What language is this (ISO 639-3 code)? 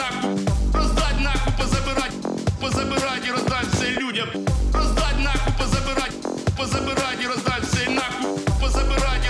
ukr